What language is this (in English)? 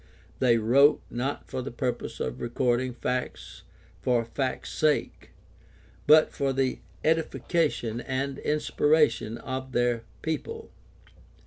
English